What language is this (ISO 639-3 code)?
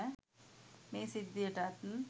sin